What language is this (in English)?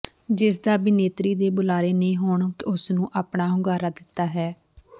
Punjabi